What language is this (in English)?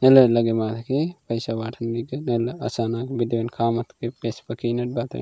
Gondi